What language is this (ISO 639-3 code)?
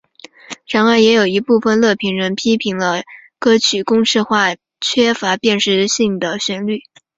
zho